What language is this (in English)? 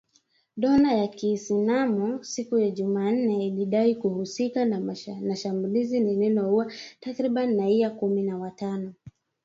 Swahili